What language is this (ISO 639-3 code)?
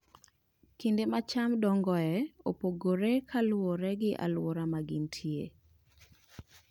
luo